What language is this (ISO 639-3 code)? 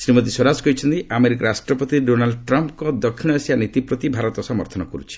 ori